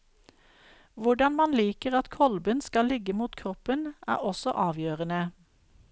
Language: Norwegian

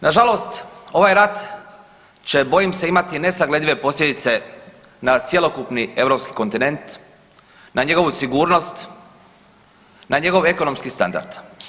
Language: Croatian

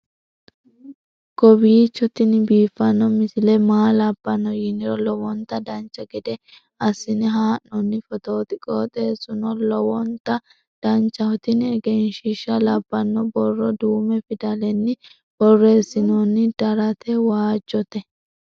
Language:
Sidamo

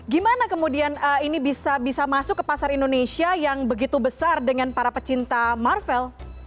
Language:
Indonesian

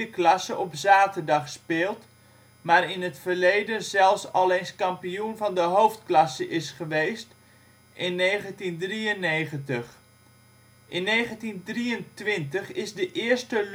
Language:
Dutch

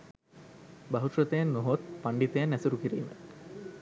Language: Sinhala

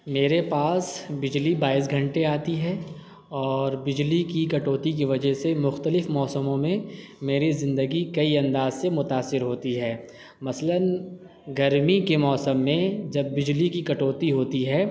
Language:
Urdu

